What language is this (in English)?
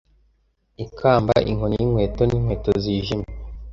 Kinyarwanda